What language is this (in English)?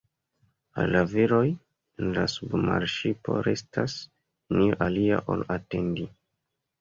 Esperanto